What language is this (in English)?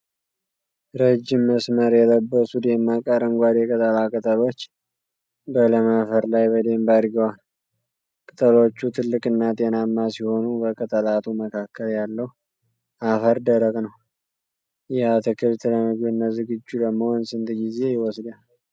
Amharic